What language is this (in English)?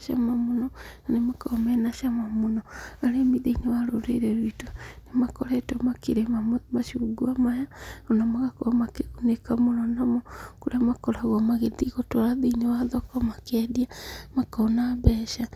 Kikuyu